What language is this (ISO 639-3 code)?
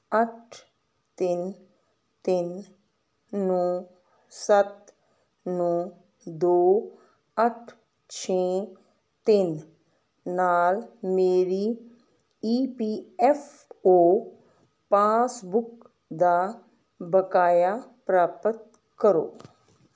pan